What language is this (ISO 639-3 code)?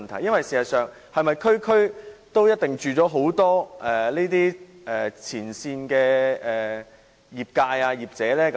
yue